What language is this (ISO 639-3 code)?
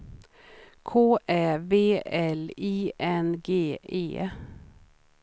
swe